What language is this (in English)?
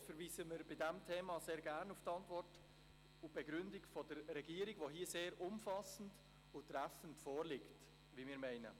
Swiss German